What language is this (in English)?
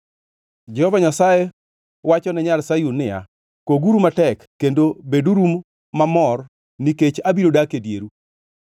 Luo (Kenya and Tanzania)